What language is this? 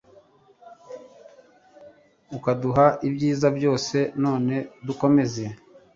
Kinyarwanda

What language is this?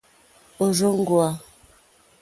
Mokpwe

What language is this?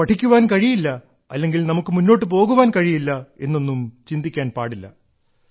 Malayalam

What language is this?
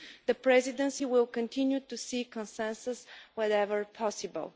English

